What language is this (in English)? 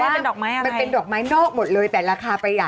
Thai